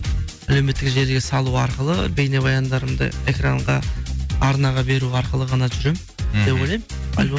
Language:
Kazakh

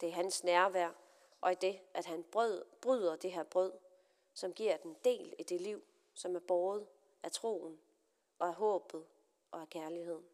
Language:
Danish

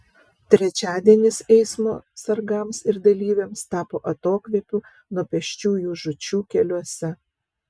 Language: Lithuanian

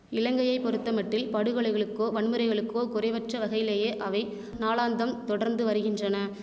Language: Tamil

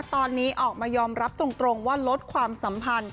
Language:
Thai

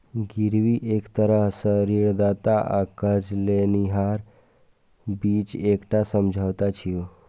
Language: Maithili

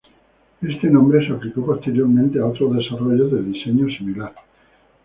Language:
Spanish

